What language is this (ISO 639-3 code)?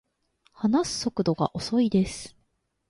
jpn